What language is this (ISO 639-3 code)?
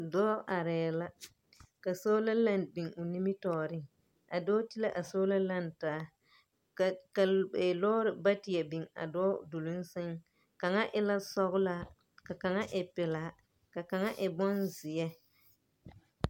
dga